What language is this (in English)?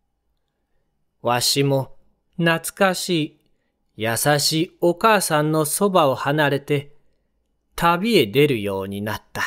Japanese